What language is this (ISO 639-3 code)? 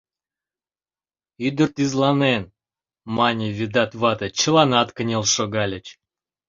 chm